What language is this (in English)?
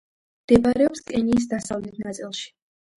Georgian